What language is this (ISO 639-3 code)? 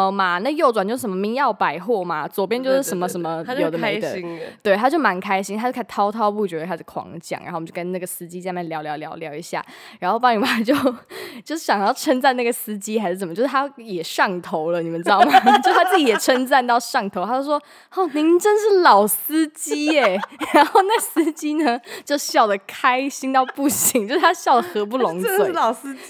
zho